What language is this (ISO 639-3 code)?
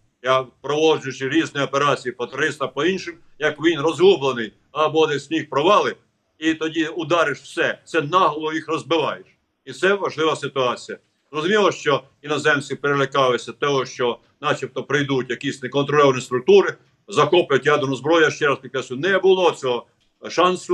ukr